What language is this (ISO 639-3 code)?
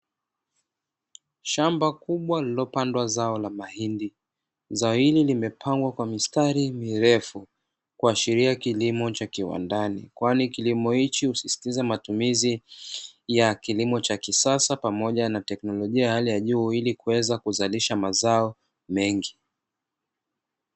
swa